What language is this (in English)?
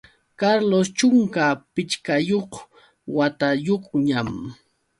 Yauyos Quechua